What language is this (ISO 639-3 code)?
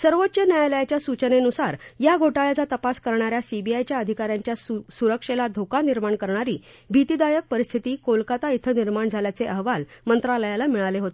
mar